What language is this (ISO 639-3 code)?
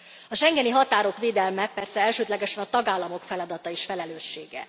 hun